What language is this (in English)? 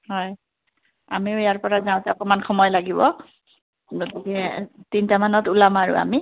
Assamese